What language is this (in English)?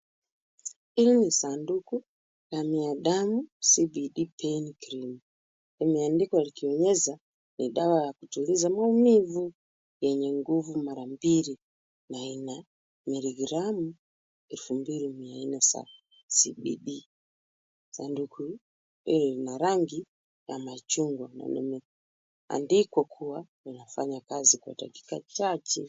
Swahili